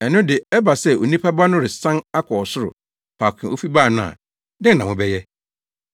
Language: Akan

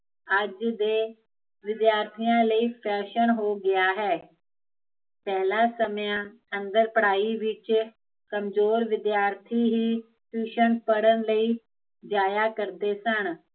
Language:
Punjabi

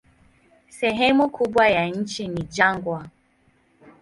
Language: Swahili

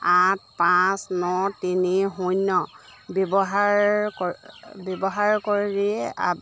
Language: Assamese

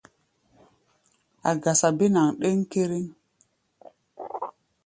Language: Gbaya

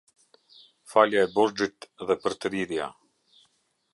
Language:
Albanian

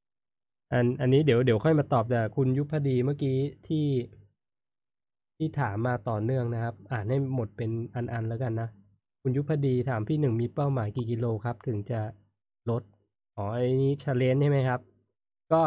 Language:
Thai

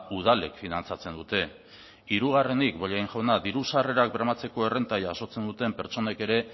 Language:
Basque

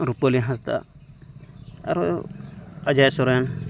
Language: Santali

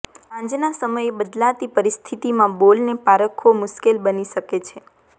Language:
Gujarati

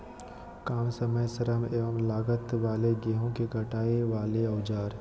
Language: Magahi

